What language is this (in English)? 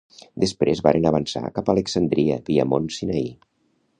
Catalan